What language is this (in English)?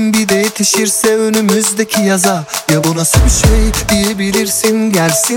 Turkish